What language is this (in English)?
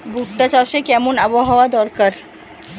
Bangla